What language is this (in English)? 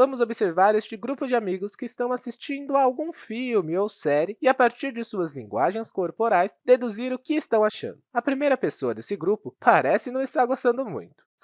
Portuguese